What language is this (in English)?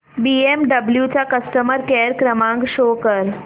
Marathi